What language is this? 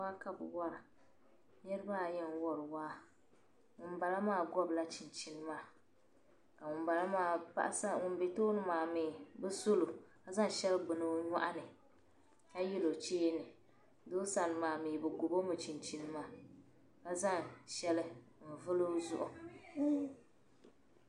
Dagbani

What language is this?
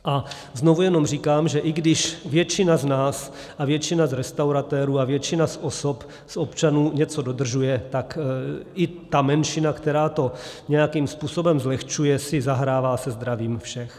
Czech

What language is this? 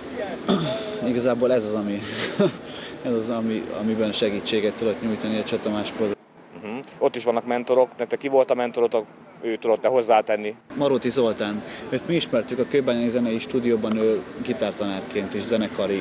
Hungarian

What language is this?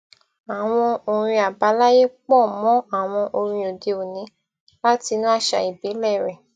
Yoruba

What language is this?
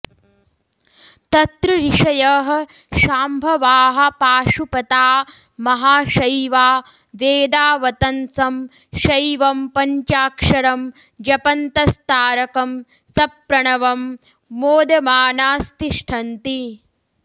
Sanskrit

